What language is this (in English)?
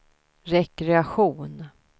Swedish